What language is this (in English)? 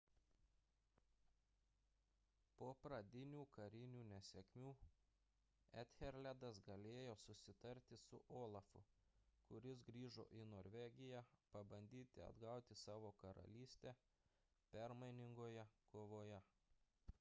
Lithuanian